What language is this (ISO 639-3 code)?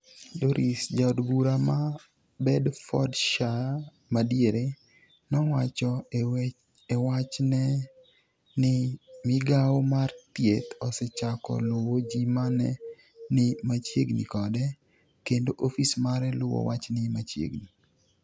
luo